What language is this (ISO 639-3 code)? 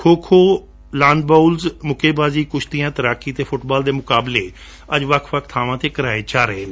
pan